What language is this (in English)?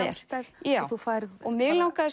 Icelandic